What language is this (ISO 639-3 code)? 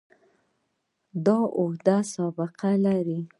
pus